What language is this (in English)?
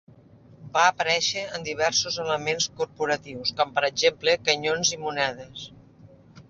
Catalan